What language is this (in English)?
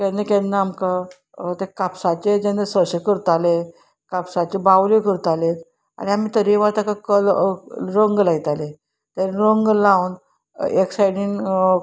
Konkani